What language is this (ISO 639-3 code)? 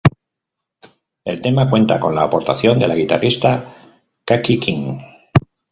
spa